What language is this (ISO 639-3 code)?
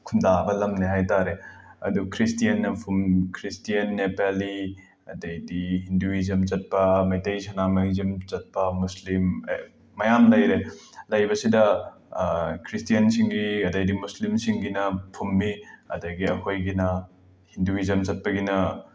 mni